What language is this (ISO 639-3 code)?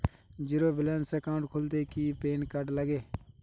ben